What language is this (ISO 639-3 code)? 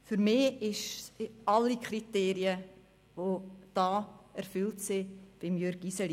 gsw